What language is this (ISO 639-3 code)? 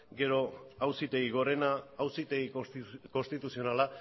eus